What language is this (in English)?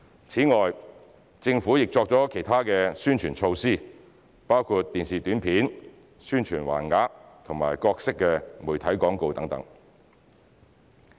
Cantonese